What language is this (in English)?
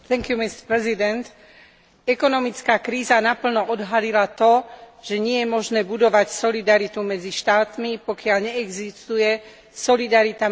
Slovak